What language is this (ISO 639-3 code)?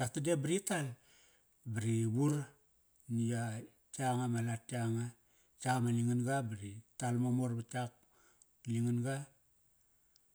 ckr